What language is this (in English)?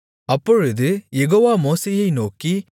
Tamil